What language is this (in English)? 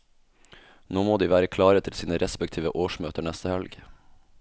Norwegian